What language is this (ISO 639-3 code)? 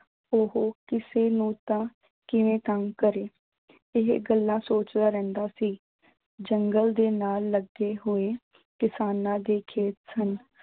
pan